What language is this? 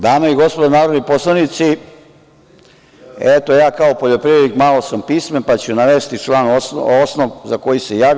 Serbian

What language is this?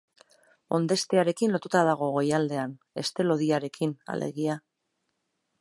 Basque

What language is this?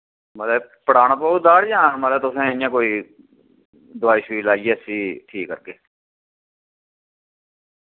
Dogri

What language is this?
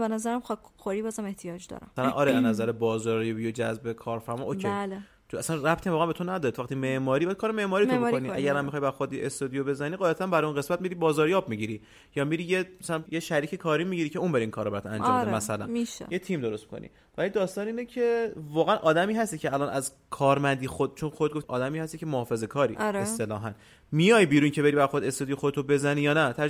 Persian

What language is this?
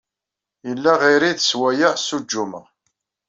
Kabyle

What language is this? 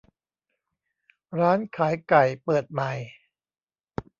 Thai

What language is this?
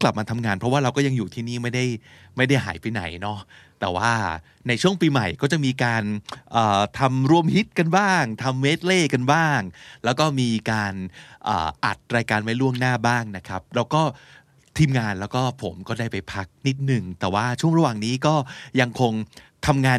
Thai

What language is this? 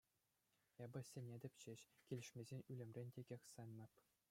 Chuvash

